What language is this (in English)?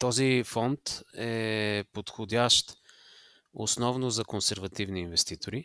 Bulgarian